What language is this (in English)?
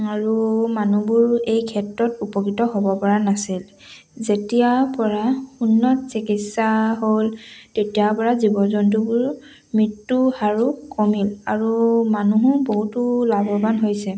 Assamese